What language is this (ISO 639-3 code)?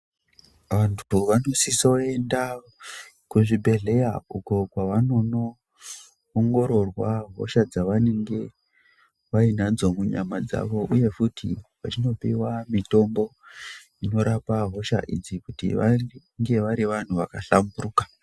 ndc